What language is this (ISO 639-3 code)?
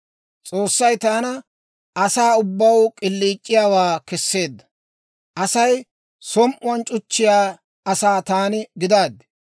dwr